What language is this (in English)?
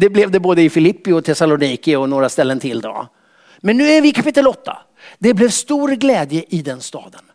Swedish